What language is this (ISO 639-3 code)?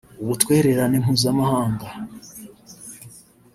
kin